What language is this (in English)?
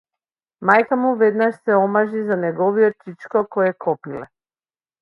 Macedonian